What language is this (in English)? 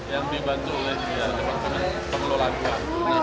Indonesian